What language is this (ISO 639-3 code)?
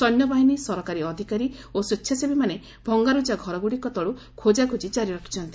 ori